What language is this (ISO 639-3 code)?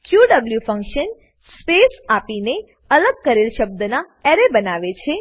guj